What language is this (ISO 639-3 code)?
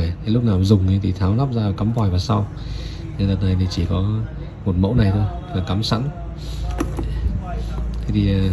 vie